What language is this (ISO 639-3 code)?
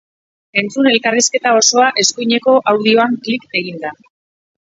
eus